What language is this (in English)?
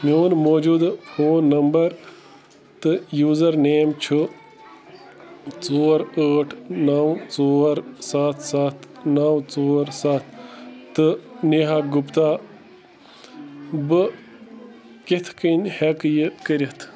Kashmiri